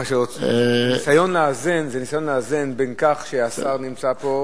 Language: Hebrew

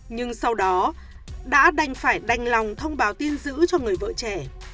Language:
Vietnamese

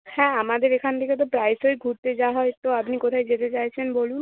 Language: Bangla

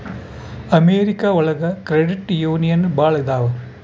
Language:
Kannada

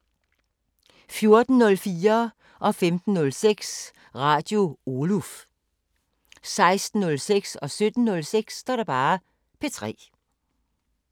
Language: Danish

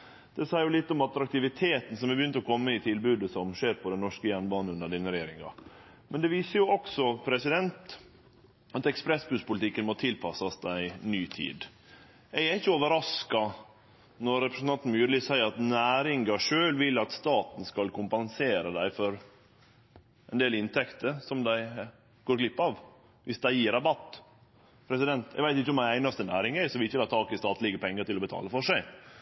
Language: Norwegian Nynorsk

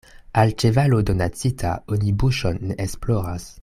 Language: Esperanto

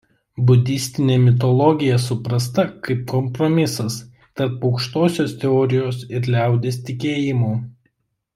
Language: Lithuanian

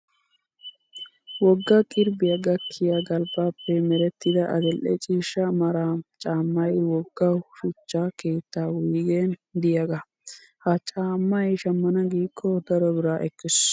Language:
Wolaytta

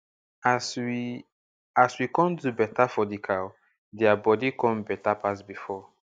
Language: Nigerian Pidgin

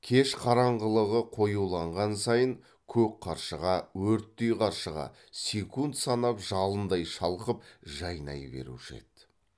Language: Kazakh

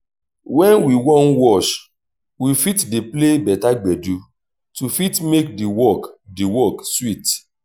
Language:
Nigerian Pidgin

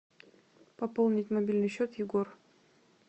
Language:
Russian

